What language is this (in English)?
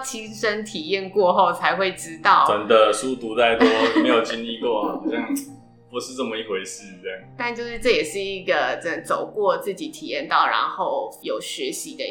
Chinese